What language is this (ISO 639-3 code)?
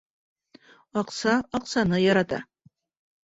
bak